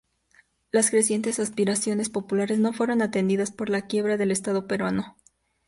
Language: Spanish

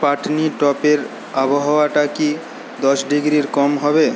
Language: Bangla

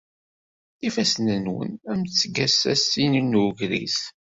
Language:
Kabyle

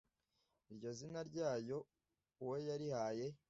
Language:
Kinyarwanda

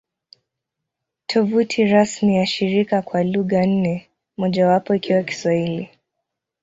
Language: Swahili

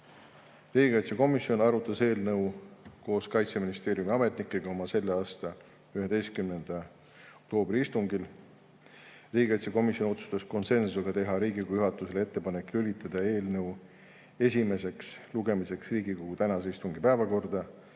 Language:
Estonian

